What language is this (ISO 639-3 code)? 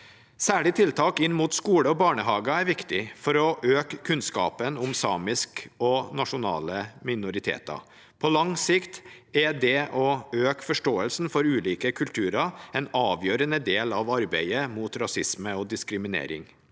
nor